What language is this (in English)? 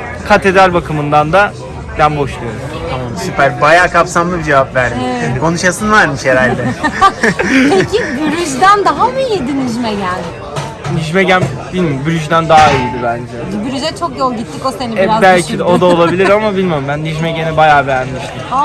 Turkish